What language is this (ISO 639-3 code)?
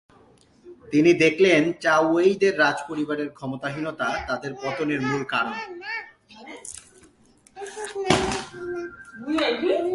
ben